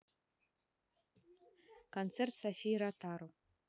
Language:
Russian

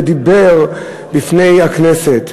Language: Hebrew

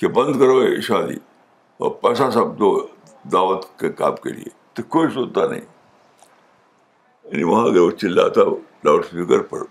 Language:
Urdu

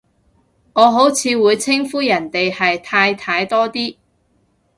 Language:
Cantonese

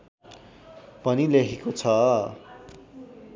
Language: Nepali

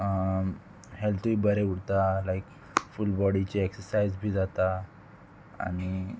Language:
Konkani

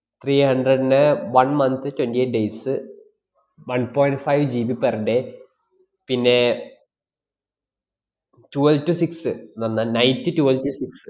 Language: Malayalam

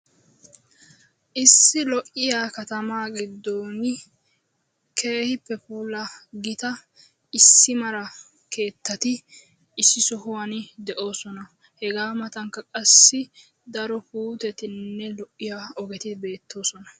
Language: Wolaytta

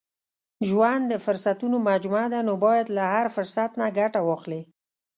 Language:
Pashto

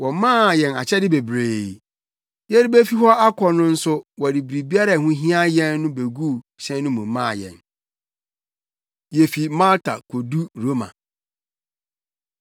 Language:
Akan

